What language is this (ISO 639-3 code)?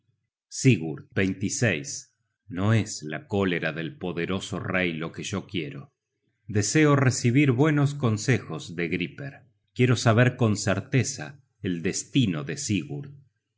spa